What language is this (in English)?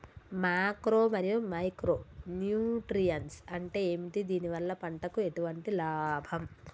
Telugu